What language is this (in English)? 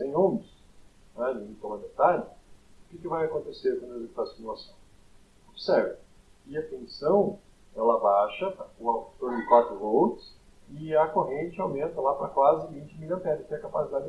Portuguese